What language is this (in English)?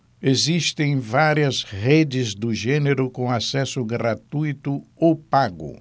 Portuguese